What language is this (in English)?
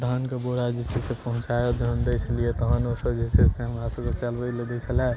Maithili